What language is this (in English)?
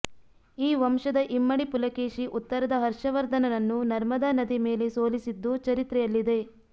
Kannada